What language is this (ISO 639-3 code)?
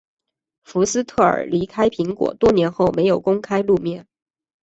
zho